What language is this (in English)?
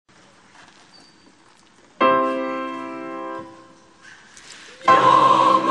Czech